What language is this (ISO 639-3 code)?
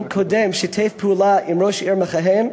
heb